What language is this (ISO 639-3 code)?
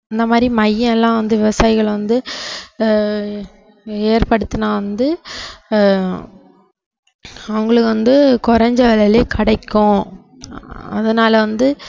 tam